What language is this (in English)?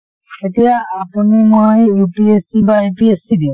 Assamese